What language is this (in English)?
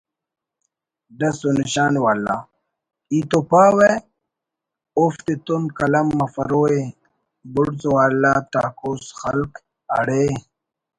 Brahui